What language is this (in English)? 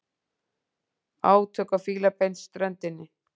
Icelandic